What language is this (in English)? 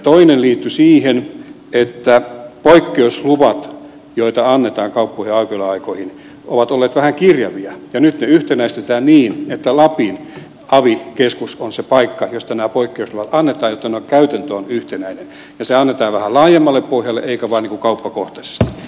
Finnish